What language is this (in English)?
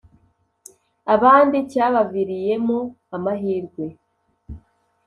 Kinyarwanda